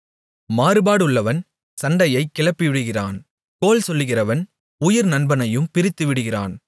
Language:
Tamil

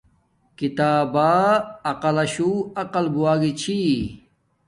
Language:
Domaaki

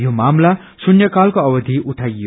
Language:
Nepali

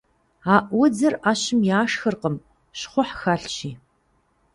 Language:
Kabardian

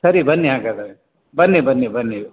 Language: Kannada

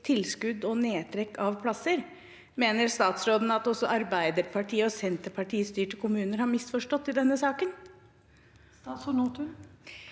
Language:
Norwegian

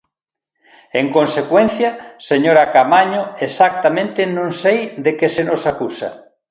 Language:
Galician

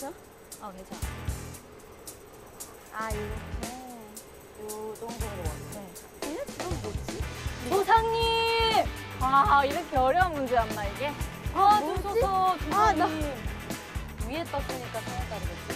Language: Korean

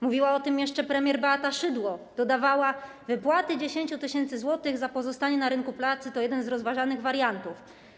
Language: Polish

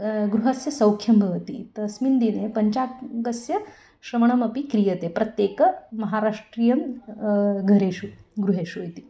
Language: Sanskrit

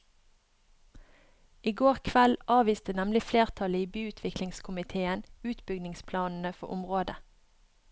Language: Norwegian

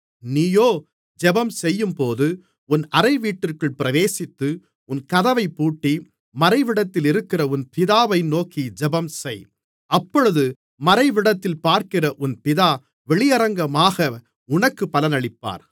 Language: Tamil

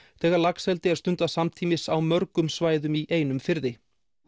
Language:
Icelandic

